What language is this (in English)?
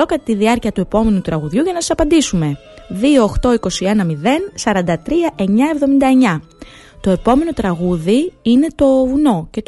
Greek